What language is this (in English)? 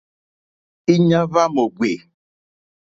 Mokpwe